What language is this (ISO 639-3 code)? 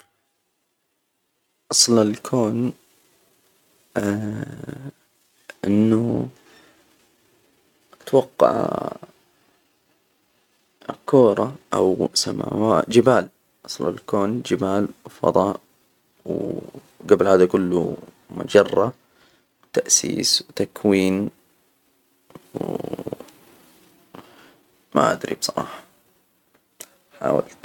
acw